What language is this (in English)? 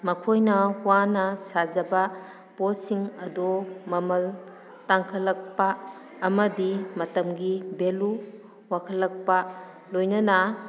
Manipuri